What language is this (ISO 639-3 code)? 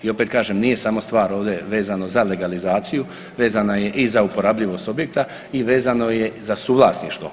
hrv